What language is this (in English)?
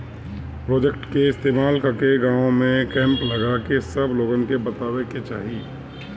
Bhojpuri